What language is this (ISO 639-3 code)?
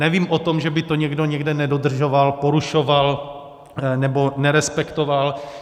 ces